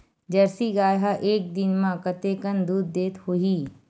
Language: Chhattisgarhi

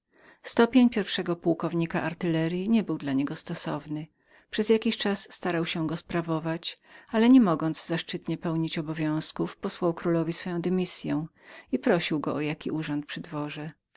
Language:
Polish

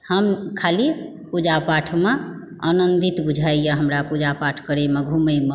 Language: Maithili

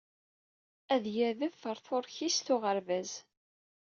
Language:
Kabyle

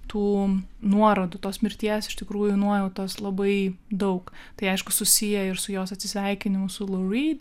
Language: Lithuanian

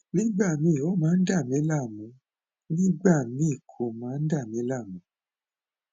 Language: Yoruba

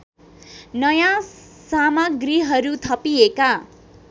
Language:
Nepali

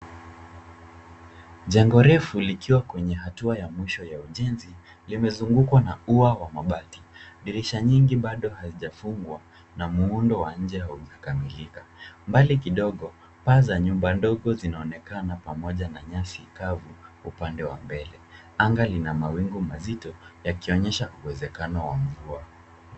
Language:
Swahili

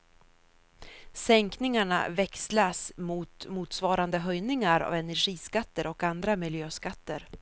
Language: Swedish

